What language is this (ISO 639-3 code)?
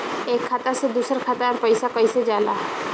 bho